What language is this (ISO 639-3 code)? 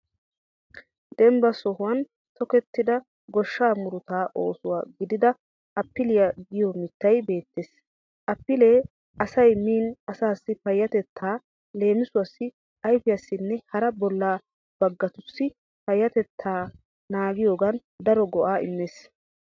wal